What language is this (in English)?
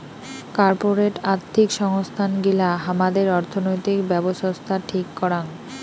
Bangla